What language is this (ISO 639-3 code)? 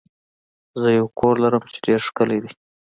pus